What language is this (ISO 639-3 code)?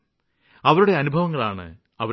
mal